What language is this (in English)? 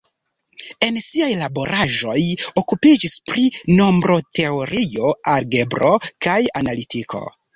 Esperanto